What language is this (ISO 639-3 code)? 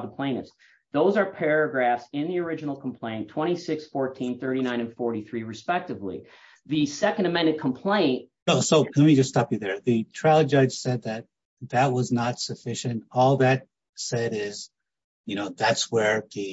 eng